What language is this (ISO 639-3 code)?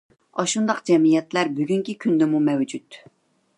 uig